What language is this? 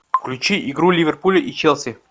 Russian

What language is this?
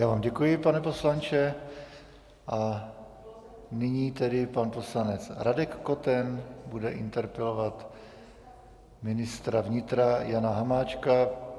Czech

